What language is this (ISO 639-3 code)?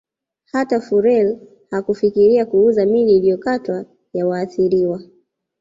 swa